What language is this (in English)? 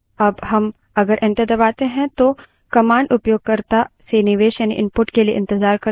Hindi